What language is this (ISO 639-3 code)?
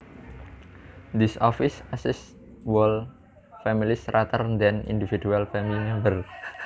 jav